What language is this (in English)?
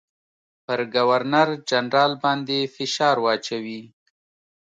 Pashto